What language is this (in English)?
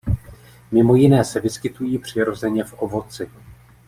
Czech